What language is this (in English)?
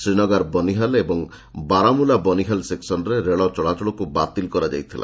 Odia